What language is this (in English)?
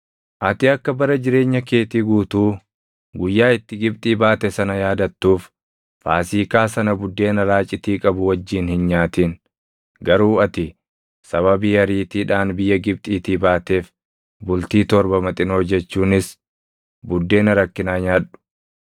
Oromo